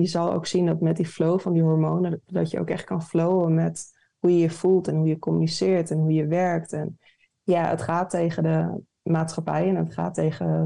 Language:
Dutch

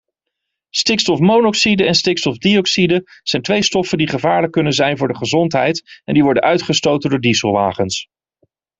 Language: Dutch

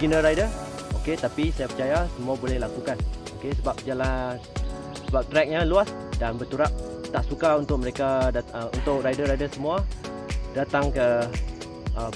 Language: Malay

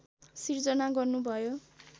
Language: Nepali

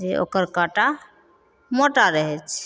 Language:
Maithili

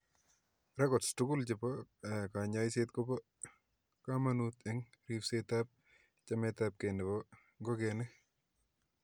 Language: Kalenjin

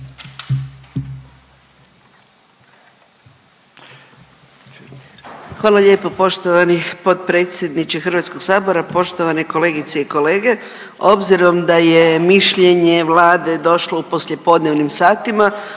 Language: Croatian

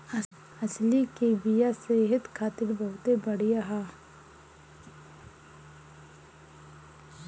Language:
Bhojpuri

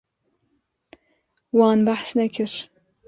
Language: Kurdish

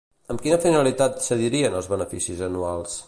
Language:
Catalan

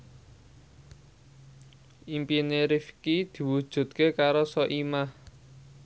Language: Javanese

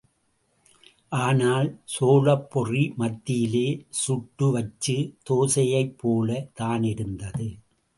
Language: Tamil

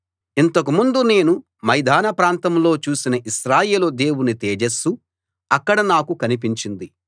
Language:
Telugu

